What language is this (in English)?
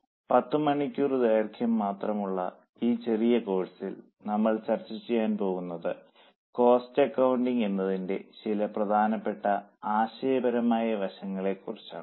Malayalam